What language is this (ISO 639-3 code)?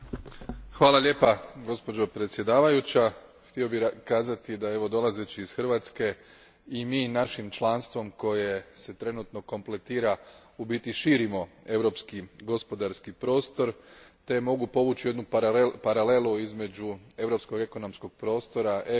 hrv